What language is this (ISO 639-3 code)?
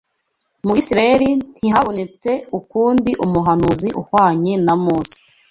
kin